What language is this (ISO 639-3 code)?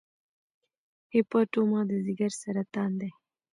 pus